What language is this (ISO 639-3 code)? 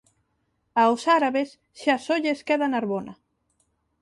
glg